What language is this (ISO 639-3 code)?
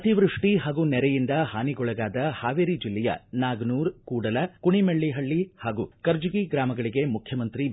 kan